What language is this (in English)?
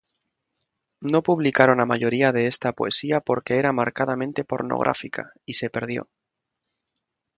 Spanish